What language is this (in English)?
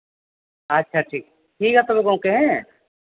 Santali